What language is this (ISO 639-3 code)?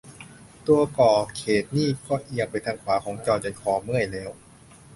tha